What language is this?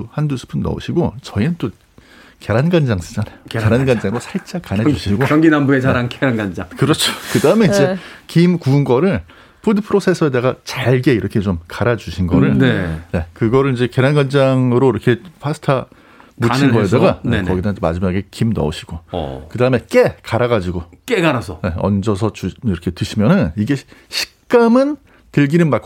Korean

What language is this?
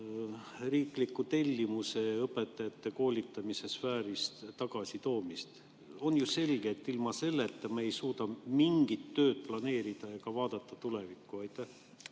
Estonian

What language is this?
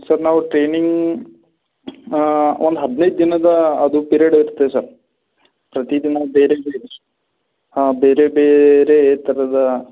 Kannada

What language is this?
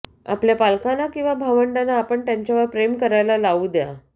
Marathi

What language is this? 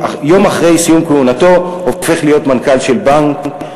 Hebrew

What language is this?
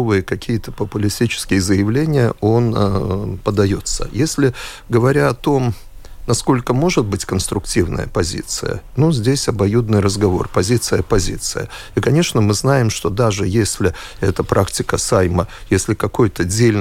Russian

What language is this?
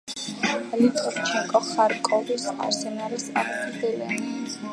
Georgian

